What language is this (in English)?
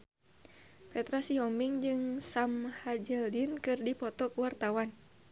Sundanese